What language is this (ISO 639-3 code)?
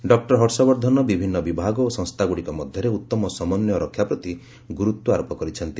ori